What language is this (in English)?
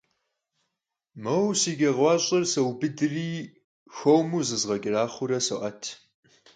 Kabardian